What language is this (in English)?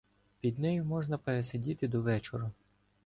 Ukrainian